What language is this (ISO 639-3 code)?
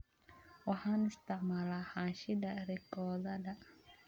som